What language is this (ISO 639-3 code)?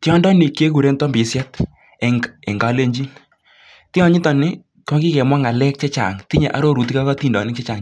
kln